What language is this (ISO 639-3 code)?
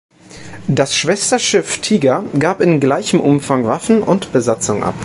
deu